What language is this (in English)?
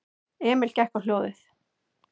Icelandic